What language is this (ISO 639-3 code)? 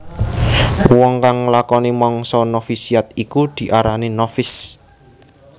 jav